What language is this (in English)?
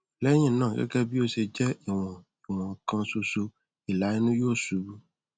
Yoruba